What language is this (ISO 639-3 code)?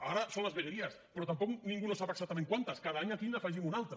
cat